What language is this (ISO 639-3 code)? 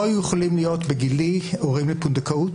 heb